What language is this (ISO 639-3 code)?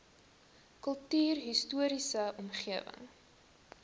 afr